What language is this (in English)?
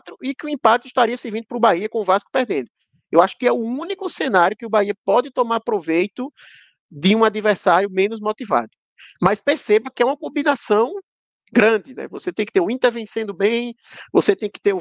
Portuguese